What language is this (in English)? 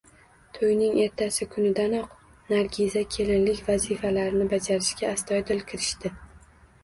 Uzbek